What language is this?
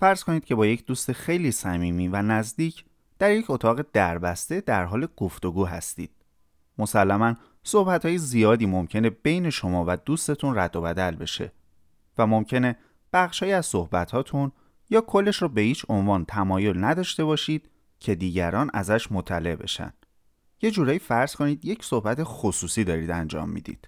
Persian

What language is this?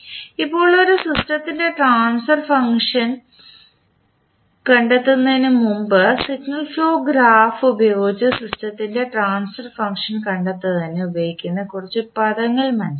Malayalam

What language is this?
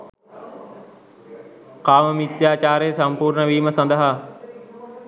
Sinhala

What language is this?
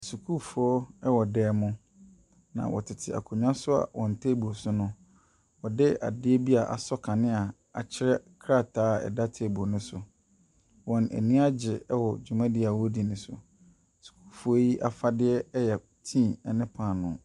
Akan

